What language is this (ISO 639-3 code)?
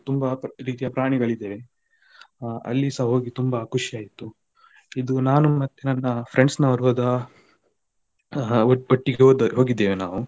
kan